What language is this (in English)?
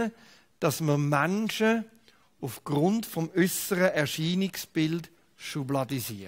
German